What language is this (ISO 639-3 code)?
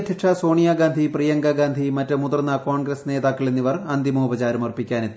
mal